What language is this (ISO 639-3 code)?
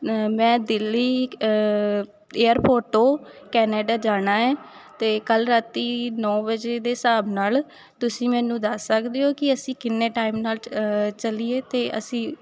pan